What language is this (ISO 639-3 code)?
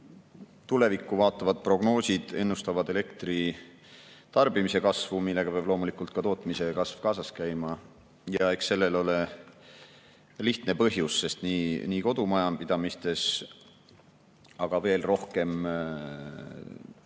est